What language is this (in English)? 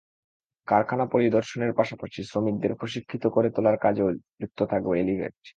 Bangla